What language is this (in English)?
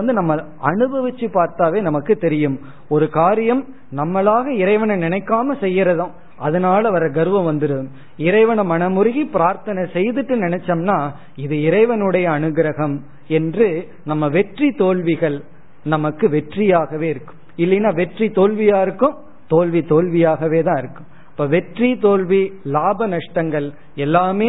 Tamil